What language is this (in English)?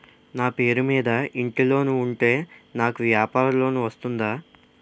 Telugu